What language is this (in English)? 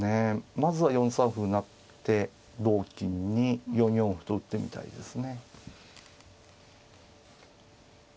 Japanese